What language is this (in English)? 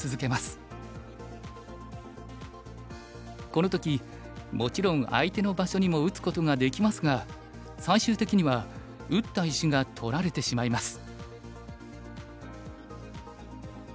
Japanese